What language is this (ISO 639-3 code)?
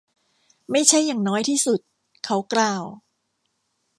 tha